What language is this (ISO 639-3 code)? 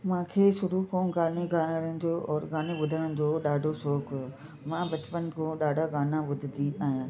snd